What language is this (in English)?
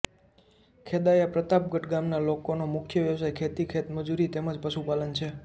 Gujarati